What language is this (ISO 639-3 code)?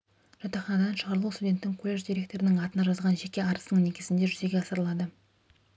kaz